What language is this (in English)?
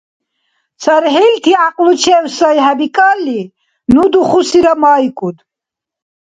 Dargwa